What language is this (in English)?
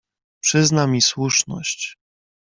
Polish